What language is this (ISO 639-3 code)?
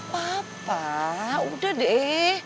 ind